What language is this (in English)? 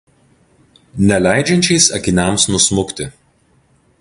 Lithuanian